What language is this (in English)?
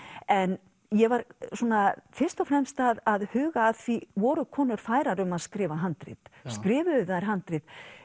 Icelandic